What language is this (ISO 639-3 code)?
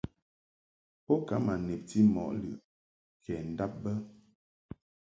mhk